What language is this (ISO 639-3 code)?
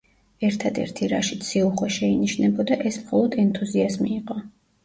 kat